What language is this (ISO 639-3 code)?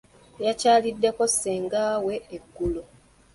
lug